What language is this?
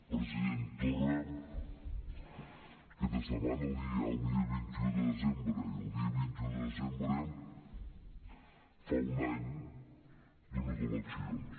Catalan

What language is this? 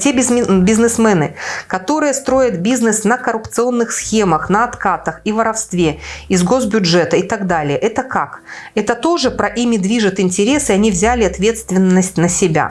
Russian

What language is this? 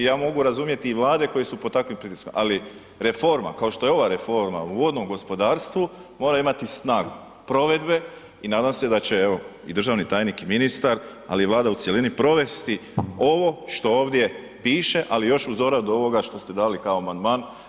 Croatian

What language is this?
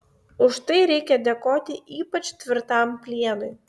Lithuanian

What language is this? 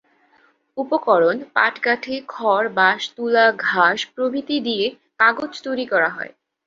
Bangla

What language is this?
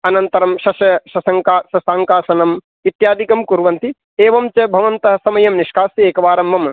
Sanskrit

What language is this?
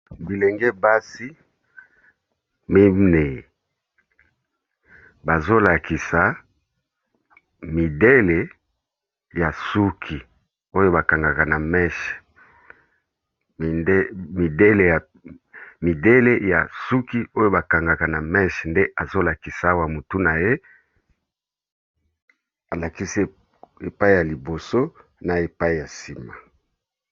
Lingala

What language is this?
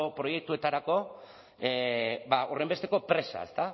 Basque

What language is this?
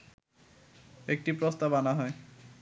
Bangla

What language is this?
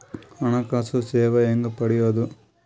Kannada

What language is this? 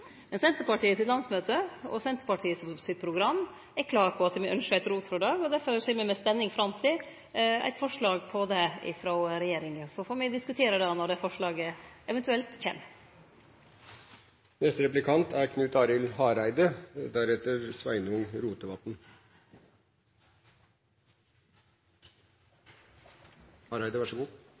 Norwegian Nynorsk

